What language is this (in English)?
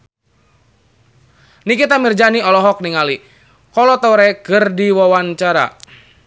Sundanese